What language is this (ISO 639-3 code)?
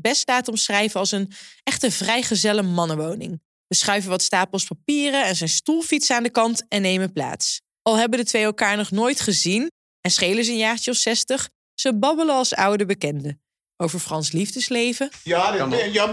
nld